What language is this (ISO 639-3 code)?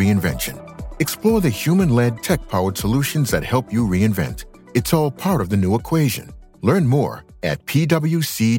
tha